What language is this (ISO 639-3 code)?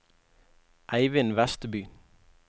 nor